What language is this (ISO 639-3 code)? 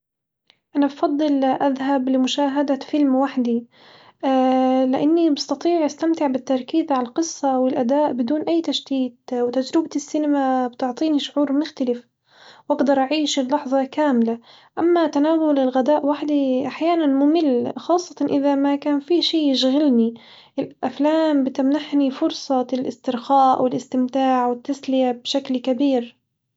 acw